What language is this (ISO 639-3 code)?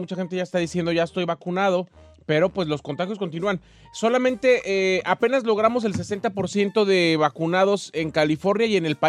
spa